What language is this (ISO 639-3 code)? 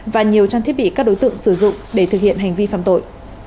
vie